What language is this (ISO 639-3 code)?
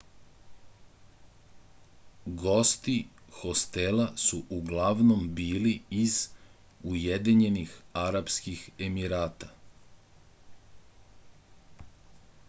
srp